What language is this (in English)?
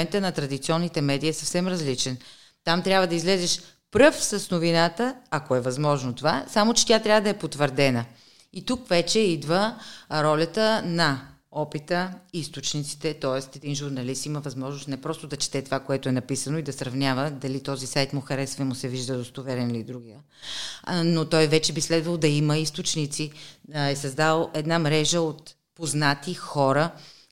Bulgarian